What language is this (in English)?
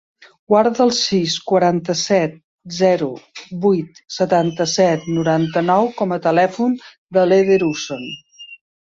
Catalan